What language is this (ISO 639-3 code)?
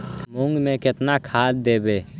mag